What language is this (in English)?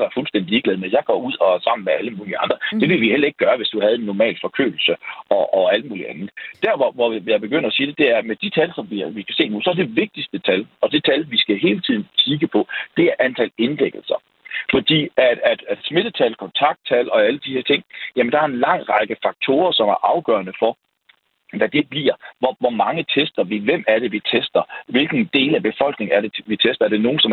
Danish